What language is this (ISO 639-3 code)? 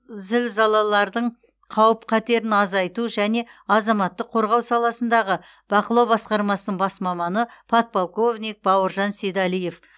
kaz